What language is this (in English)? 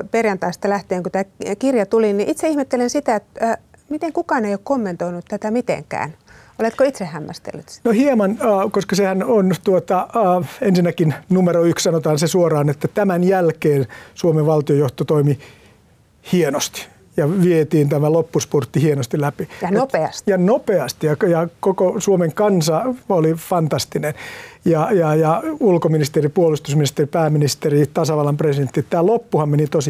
Finnish